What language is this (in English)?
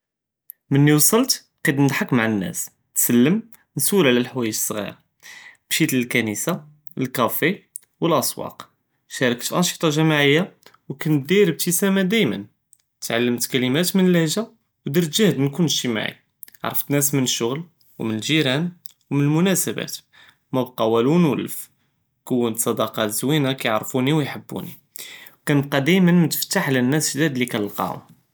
Judeo-Arabic